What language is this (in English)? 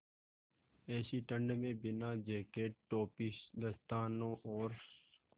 Hindi